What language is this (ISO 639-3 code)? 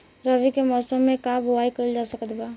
bho